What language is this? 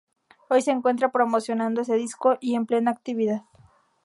Spanish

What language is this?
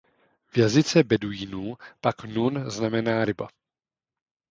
Czech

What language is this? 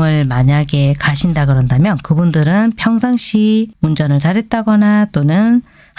Korean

